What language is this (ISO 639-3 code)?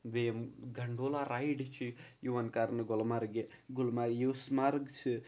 kas